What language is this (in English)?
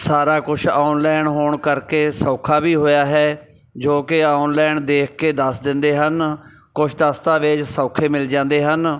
Punjabi